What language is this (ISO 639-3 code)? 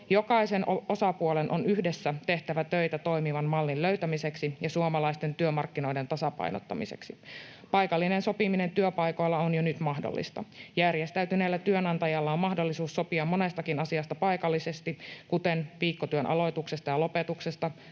fin